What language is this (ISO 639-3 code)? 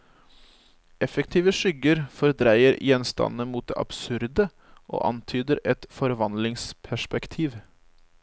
nor